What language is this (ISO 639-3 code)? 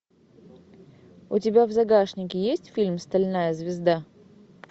rus